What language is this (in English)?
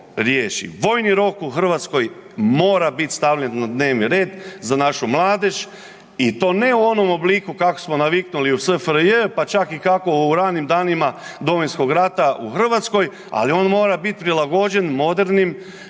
Croatian